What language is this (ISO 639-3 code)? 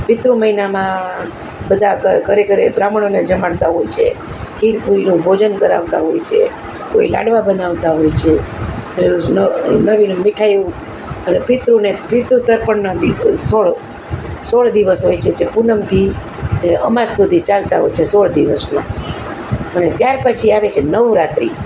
guj